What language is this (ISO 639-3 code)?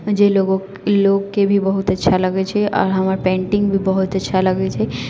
mai